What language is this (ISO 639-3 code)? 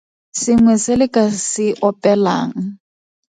tsn